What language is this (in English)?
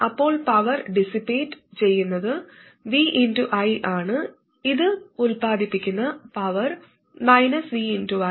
Malayalam